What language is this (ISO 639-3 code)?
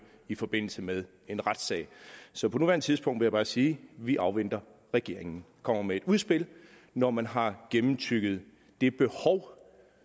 dan